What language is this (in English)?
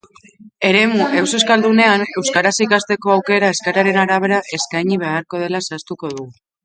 Basque